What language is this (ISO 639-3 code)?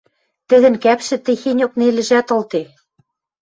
mrj